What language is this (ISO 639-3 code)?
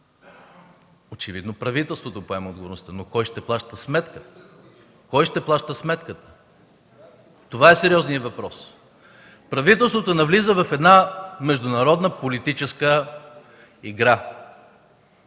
bul